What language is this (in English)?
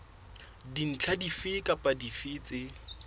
Southern Sotho